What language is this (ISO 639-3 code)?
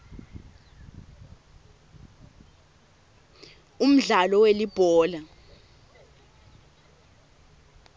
ssw